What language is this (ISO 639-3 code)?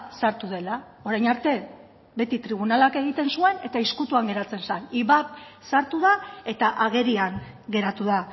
eus